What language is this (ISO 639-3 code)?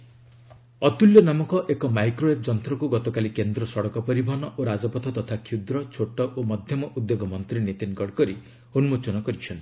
ori